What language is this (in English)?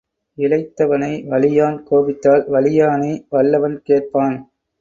Tamil